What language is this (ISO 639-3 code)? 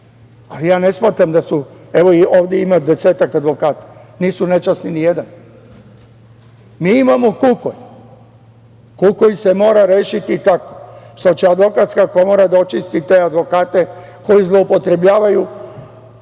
srp